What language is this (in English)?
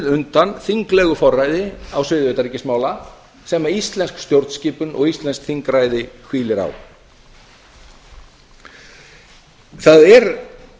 Icelandic